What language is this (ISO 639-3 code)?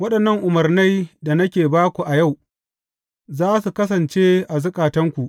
hau